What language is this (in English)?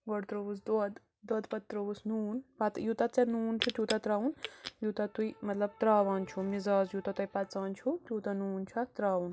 Kashmiri